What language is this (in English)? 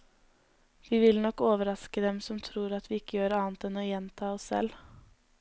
Norwegian